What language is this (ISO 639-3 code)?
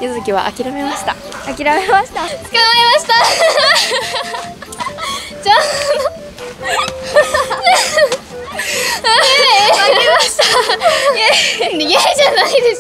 jpn